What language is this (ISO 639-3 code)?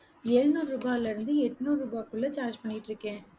tam